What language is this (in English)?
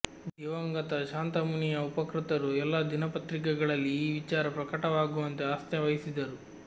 Kannada